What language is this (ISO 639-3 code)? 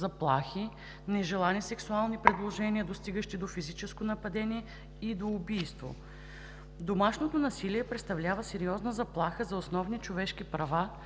bul